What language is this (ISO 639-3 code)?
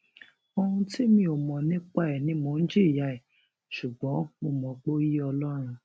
yor